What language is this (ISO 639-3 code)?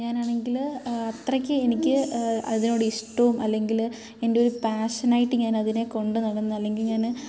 mal